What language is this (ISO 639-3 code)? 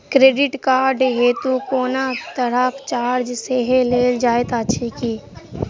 mai